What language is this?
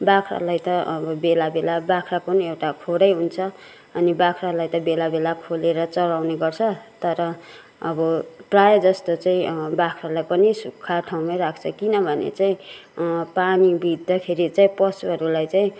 Nepali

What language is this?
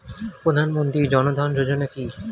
Bangla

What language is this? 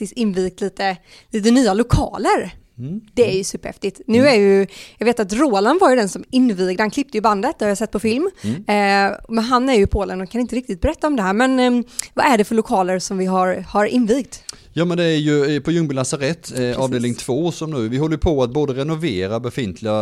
Swedish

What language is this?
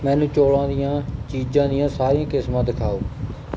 Punjabi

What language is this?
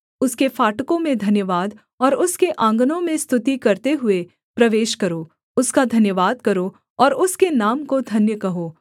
Hindi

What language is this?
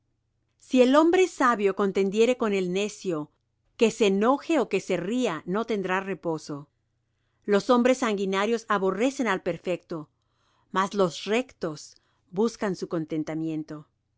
Spanish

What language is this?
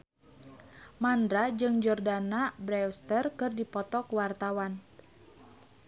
Sundanese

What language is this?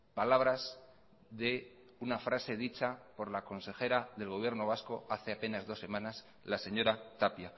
Spanish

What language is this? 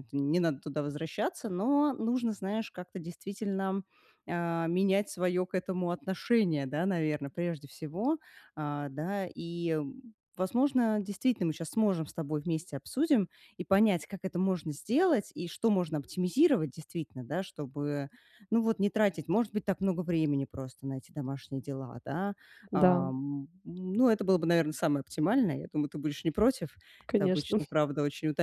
Russian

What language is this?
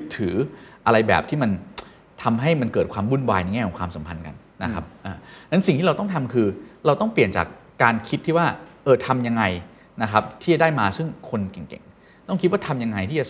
Thai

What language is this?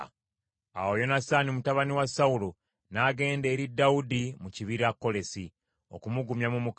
Ganda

